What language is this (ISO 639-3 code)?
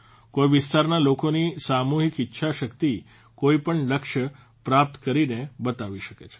guj